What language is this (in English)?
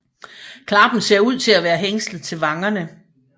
Danish